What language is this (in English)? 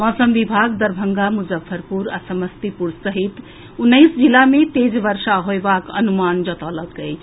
Maithili